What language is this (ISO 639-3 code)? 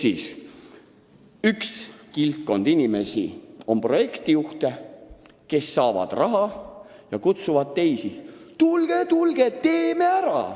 est